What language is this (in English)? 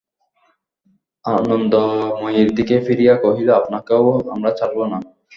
Bangla